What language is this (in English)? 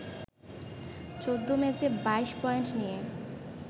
Bangla